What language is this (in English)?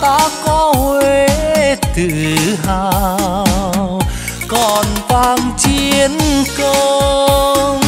Vietnamese